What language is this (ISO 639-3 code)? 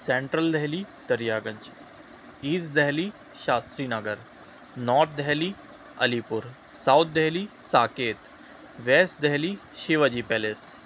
urd